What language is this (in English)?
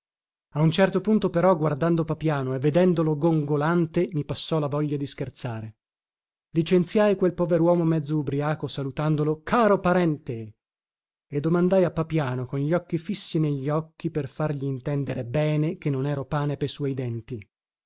Italian